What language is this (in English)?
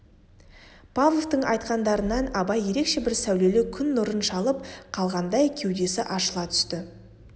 Kazakh